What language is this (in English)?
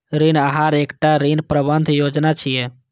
Maithili